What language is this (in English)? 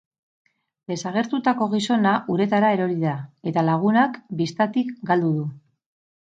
Basque